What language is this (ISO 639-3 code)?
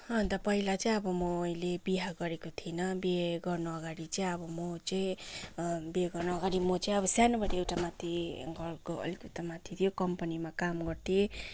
nep